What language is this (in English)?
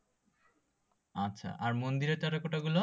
Bangla